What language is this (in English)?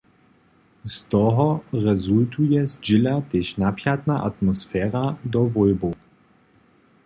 Upper Sorbian